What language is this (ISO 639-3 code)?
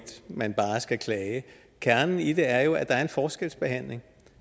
dan